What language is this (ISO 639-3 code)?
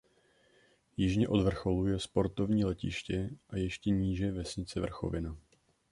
ces